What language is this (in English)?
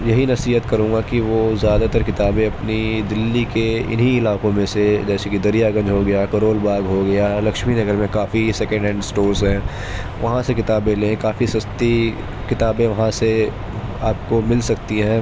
Urdu